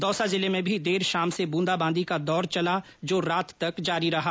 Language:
Hindi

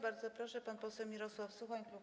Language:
Polish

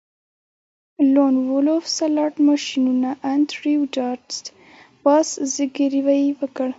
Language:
Pashto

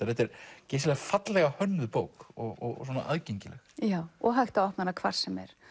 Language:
Icelandic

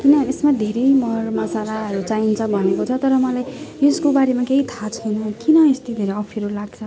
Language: Nepali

